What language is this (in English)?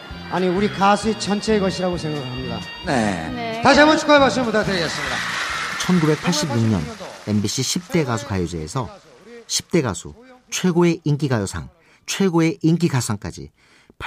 Korean